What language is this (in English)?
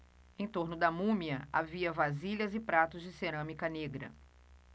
Portuguese